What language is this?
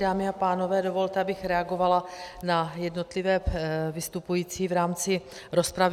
Czech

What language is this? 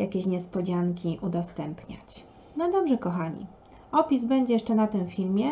Polish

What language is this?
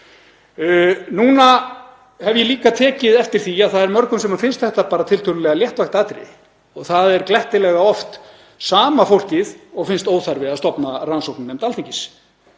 Icelandic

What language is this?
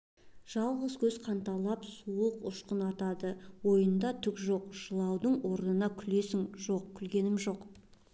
Kazakh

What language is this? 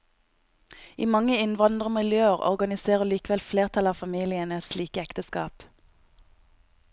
Norwegian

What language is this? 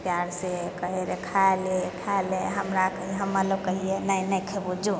Maithili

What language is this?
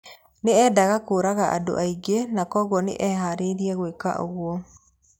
Kikuyu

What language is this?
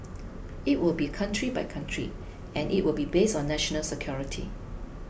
English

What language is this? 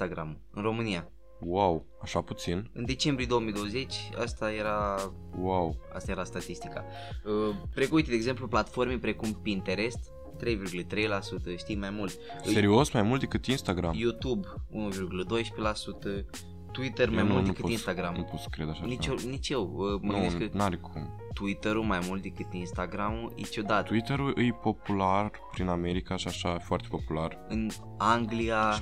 Romanian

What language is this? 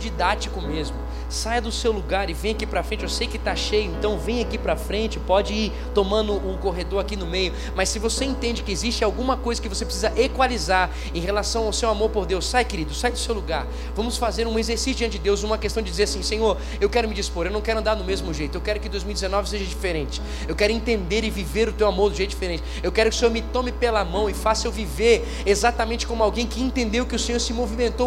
Portuguese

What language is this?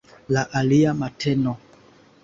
Esperanto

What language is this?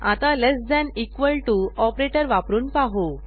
Marathi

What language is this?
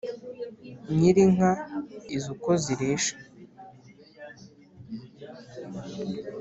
Kinyarwanda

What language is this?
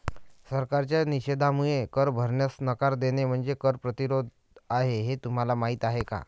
Marathi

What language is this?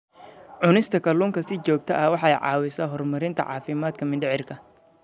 Somali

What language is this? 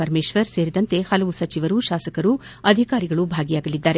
Kannada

